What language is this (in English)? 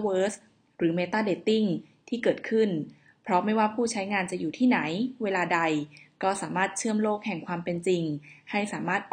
Thai